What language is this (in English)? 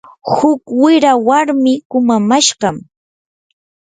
Yanahuanca Pasco Quechua